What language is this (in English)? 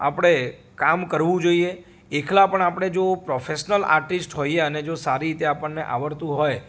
Gujarati